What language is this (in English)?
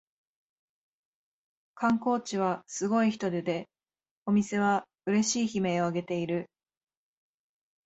Japanese